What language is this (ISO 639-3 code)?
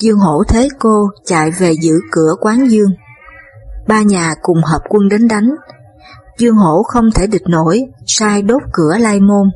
vie